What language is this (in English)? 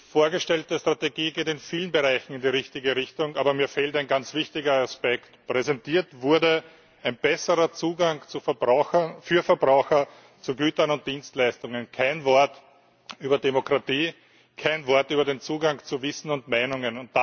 German